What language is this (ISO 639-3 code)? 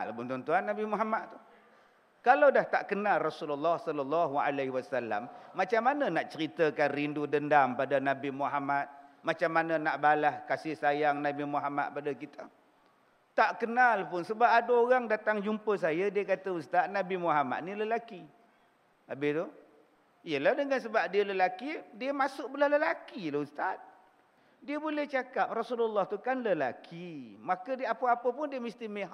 msa